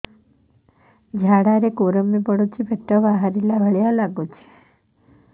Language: Odia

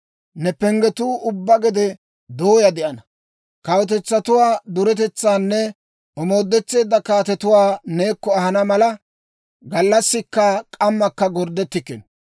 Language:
Dawro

